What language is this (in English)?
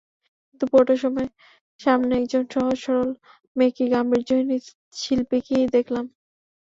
Bangla